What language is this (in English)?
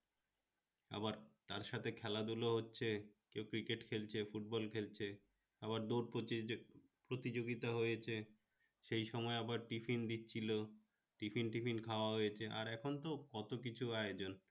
Bangla